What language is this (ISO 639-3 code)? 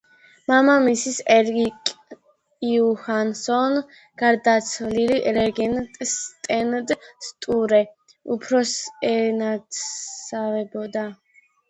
kat